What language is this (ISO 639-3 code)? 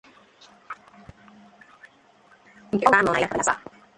ibo